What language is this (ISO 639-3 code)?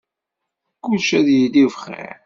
kab